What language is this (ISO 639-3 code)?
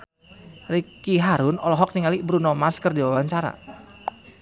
sun